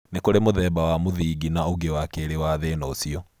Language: Kikuyu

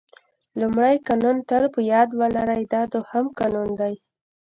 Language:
Pashto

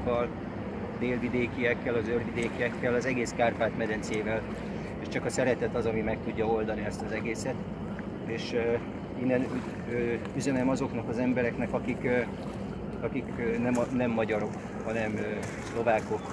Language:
Hungarian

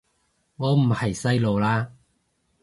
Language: Cantonese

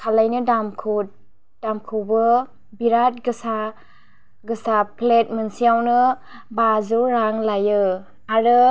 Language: Bodo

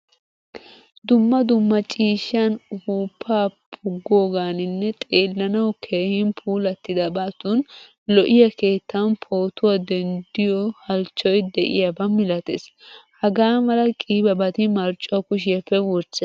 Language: Wolaytta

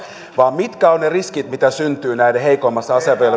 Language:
Finnish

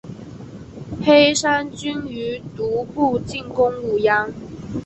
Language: Chinese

